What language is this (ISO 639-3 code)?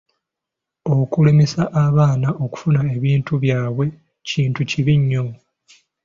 lug